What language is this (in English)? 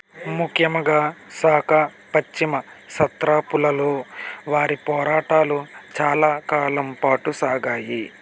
Telugu